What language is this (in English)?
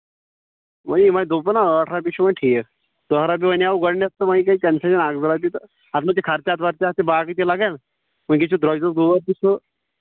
Kashmiri